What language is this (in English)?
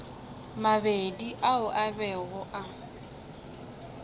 Northern Sotho